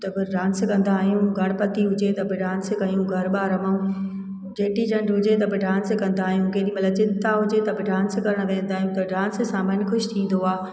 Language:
Sindhi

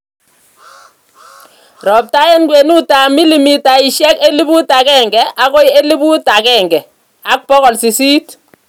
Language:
Kalenjin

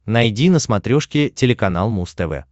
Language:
Russian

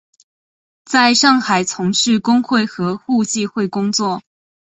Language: Chinese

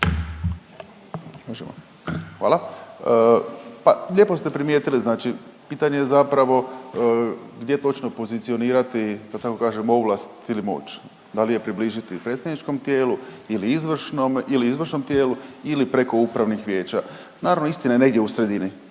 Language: Croatian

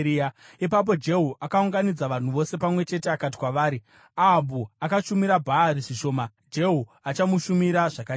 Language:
Shona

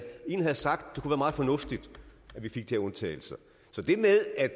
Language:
Danish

